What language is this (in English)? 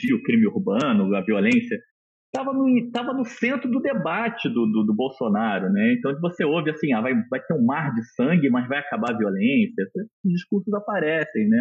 Portuguese